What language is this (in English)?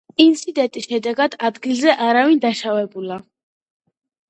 Georgian